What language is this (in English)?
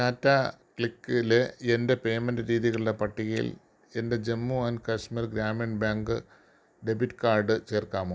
Malayalam